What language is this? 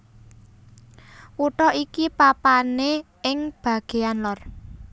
Javanese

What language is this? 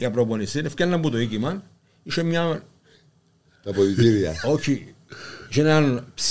Greek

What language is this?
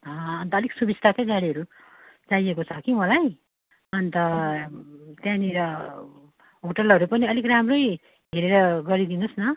Nepali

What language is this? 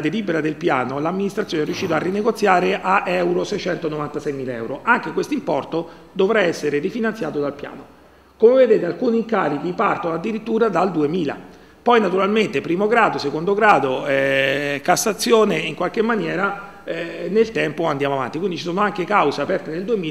Italian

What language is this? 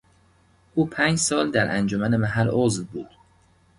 Persian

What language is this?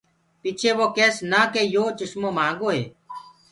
Gurgula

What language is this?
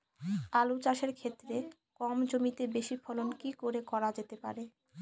Bangla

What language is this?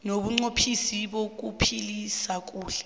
South Ndebele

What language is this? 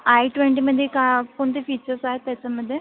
Marathi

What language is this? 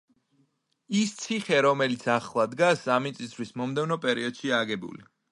Georgian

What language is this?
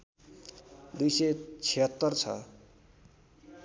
Nepali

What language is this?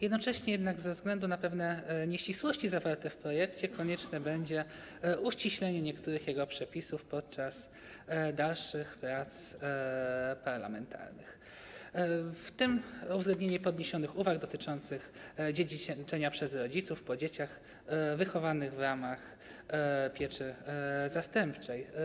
Polish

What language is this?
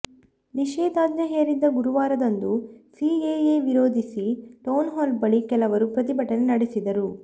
Kannada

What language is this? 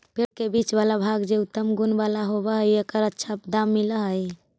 Magahi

